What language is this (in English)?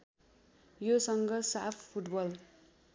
Nepali